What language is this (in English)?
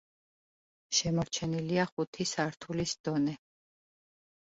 Georgian